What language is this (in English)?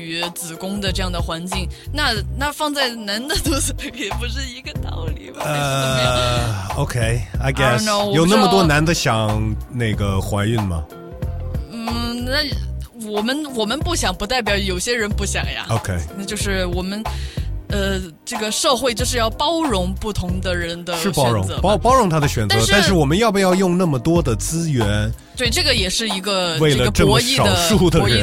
Chinese